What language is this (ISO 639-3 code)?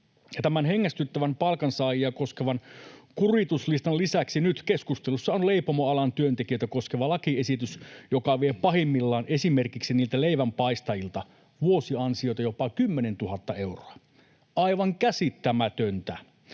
fin